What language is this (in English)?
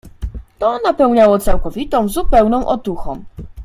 Polish